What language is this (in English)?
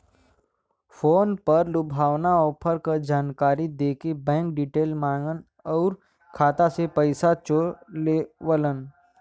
Bhojpuri